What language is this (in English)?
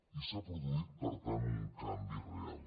Catalan